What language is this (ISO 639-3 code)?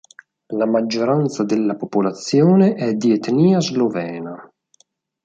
ita